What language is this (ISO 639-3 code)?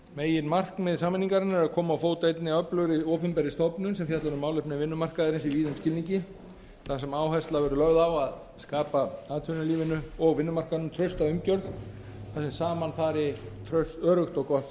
isl